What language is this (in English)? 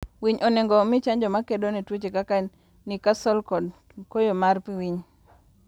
Luo (Kenya and Tanzania)